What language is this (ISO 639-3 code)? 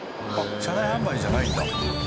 jpn